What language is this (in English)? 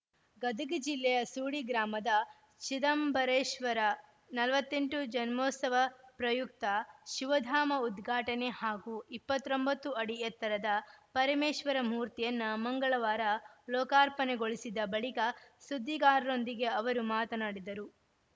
Kannada